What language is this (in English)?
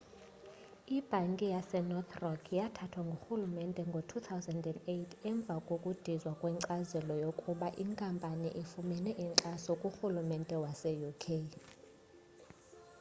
Xhosa